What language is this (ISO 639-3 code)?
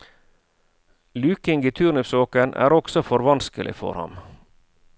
nor